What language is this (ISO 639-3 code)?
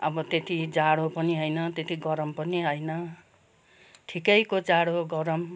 nep